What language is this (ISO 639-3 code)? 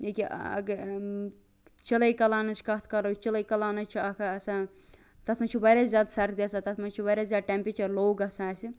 kas